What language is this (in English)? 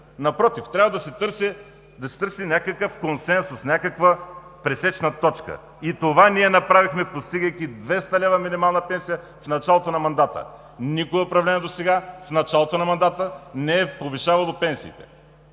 Bulgarian